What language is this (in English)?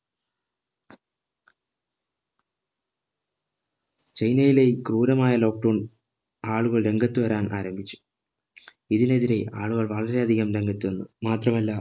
Malayalam